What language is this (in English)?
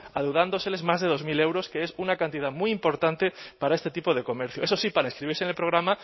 Spanish